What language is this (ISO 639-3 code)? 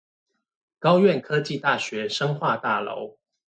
zho